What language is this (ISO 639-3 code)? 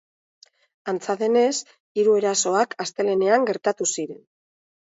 eus